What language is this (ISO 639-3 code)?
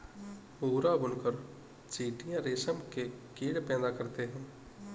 hin